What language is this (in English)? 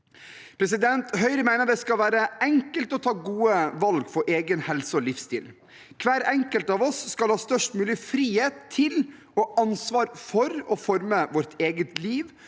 Norwegian